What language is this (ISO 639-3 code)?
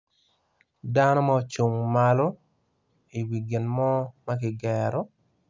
ach